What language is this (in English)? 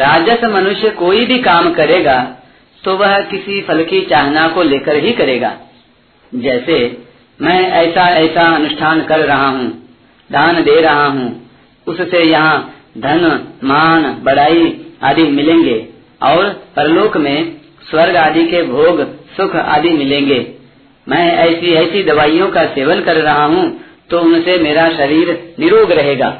Hindi